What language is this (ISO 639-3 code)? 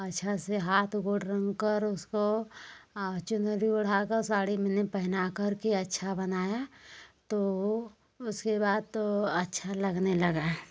hin